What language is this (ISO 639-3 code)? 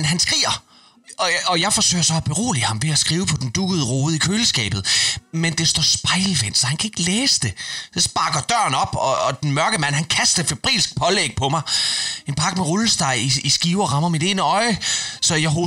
dan